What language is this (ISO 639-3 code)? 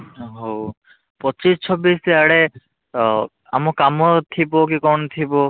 ori